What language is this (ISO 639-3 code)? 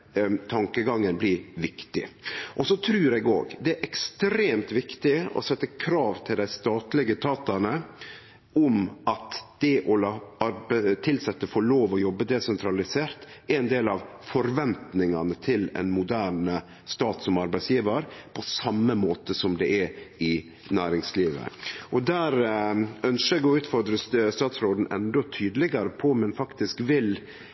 nno